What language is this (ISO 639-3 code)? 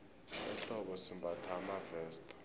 nbl